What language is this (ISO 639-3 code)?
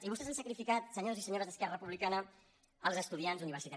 cat